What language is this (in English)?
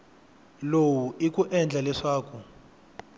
Tsonga